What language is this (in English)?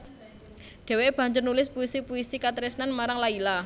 Javanese